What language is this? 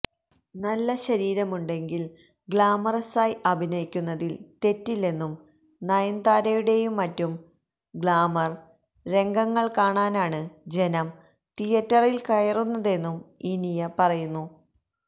Malayalam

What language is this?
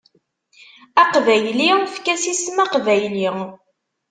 Kabyle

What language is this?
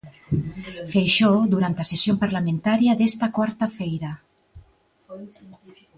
Galician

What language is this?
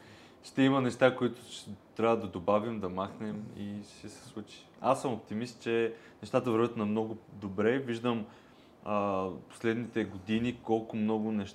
Bulgarian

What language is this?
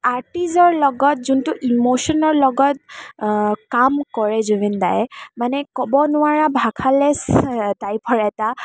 Assamese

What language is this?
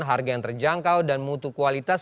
Indonesian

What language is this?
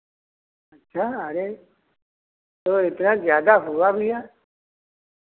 Hindi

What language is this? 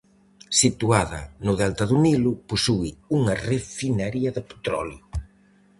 Galician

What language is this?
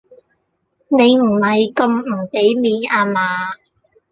Cantonese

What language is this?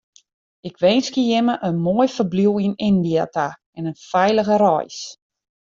Western Frisian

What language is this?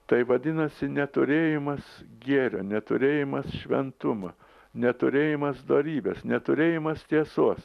Lithuanian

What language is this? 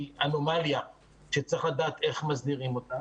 Hebrew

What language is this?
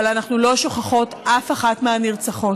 Hebrew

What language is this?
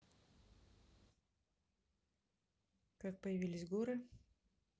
Russian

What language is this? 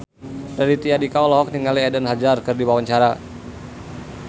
Sundanese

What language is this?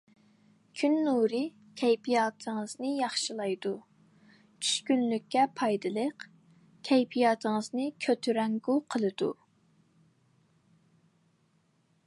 Uyghur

